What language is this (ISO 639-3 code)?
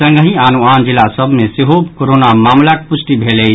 mai